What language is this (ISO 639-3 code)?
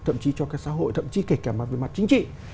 vie